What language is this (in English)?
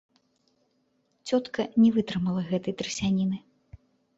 Belarusian